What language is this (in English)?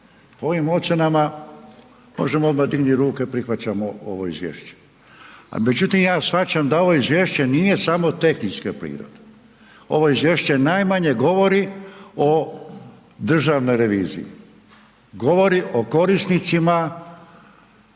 Croatian